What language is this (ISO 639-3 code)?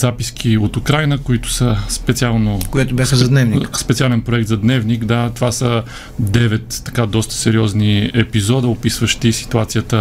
bul